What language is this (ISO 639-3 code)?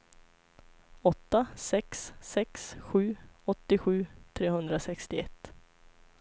swe